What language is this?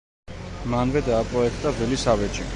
Georgian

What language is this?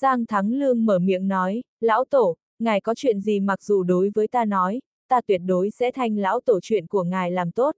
Vietnamese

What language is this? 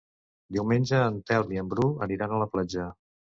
Catalan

